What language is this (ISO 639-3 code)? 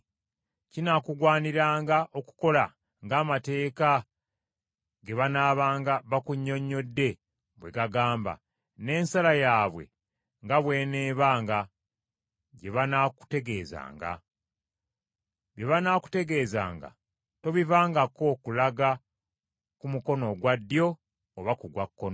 lug